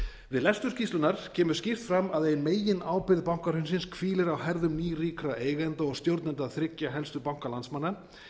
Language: Icelandic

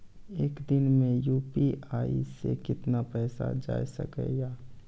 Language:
Maithili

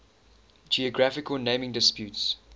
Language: English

